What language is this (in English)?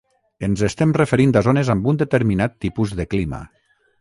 Catalan